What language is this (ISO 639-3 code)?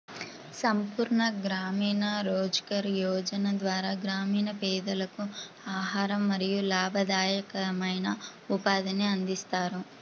tel